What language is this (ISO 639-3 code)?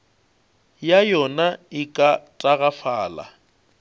nso